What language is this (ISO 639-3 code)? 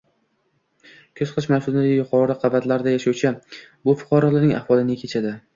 uzb